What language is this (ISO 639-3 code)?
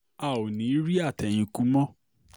yor